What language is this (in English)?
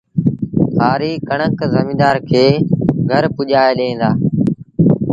Sindhi Bhil